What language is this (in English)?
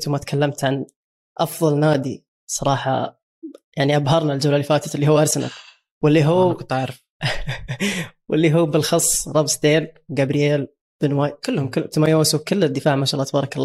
Arabic